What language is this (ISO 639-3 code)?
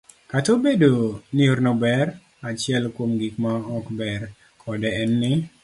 luo